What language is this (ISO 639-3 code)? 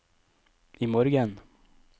nor